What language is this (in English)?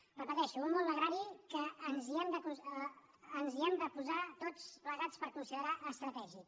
Catalan